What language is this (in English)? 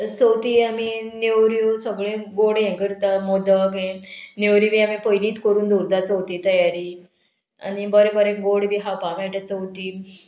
Konkani